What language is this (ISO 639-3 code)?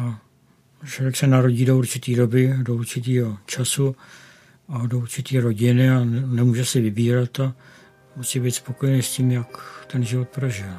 ces